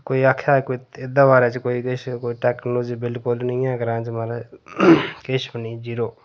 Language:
Dogri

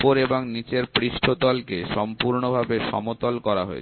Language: Bangla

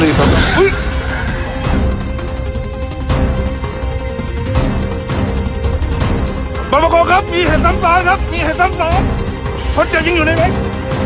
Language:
Thai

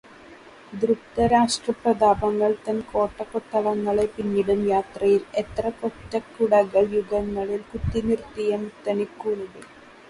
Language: Malayalam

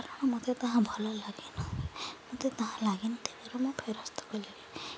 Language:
Odia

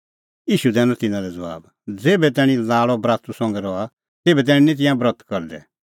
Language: Kullu Pahari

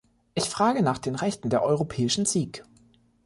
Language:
German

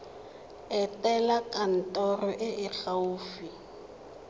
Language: Tswana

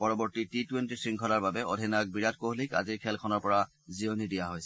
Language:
Assamese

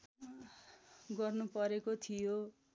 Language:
Nepali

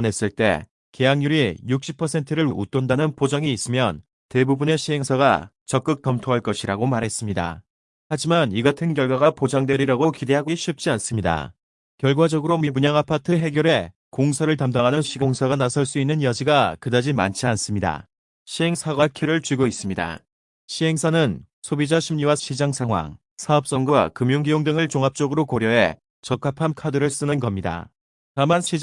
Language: Korean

